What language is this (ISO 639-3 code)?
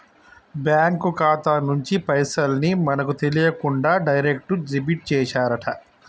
tel